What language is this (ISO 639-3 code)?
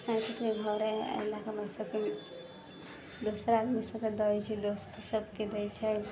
mai